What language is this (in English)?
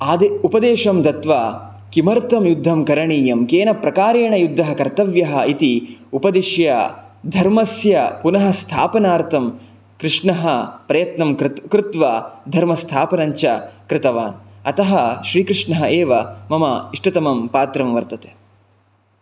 Sanskrit